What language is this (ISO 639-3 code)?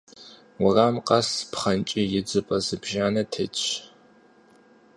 kbd